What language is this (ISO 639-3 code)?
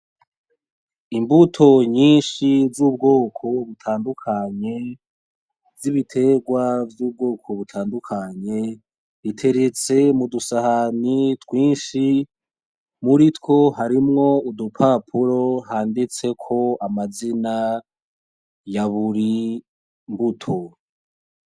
run